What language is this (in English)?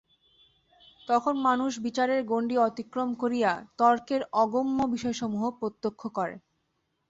Bangla